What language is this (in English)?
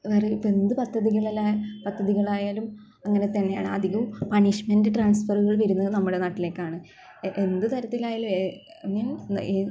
Malayalam